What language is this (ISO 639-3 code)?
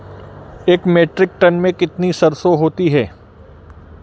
hin